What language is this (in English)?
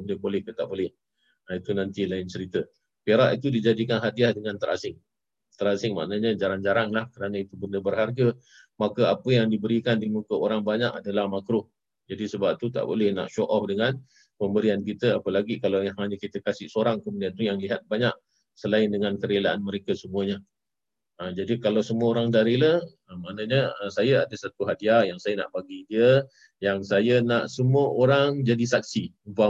Malay